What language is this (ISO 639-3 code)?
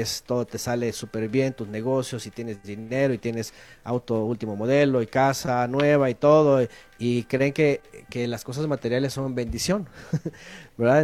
spa